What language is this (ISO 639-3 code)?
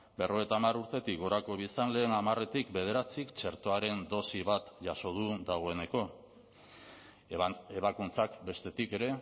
eus